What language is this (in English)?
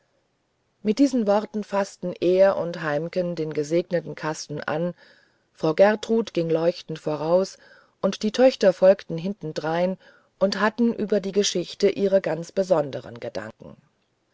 German